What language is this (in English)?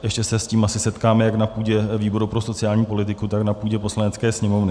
Czech